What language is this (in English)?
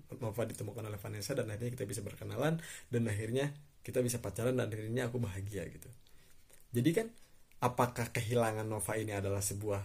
Indonesian